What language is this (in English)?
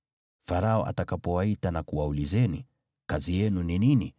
Swahili